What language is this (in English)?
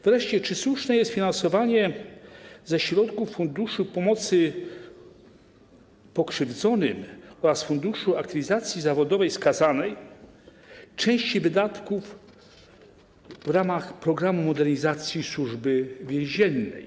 Polish